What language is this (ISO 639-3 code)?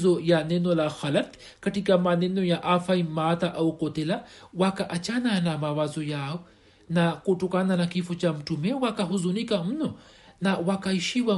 swa